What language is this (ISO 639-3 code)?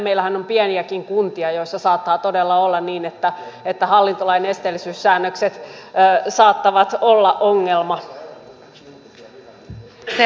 fin